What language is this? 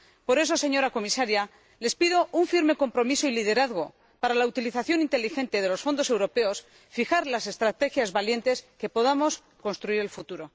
Spanish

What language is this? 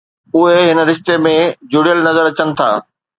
Sindhi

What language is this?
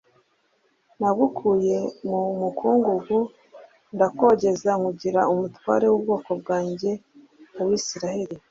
Kinyarwanda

